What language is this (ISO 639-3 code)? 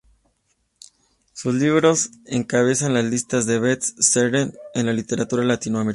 spa